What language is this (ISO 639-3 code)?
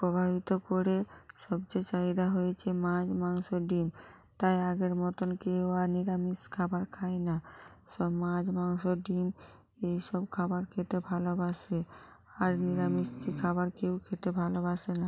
ben